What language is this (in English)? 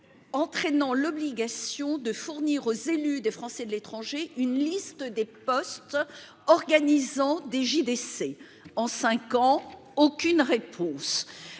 French